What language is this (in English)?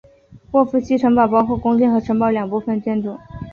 Chinese